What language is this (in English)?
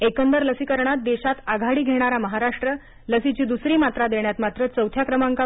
Marathi